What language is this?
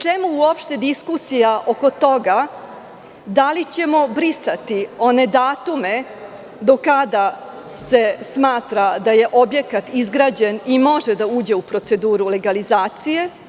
Serbian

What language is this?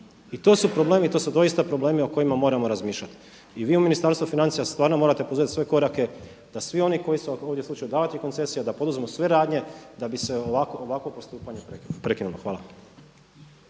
Croatian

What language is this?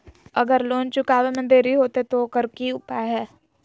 Magahi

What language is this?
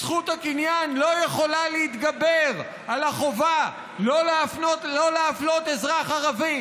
Hebrew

